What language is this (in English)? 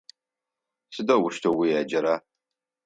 Adyghe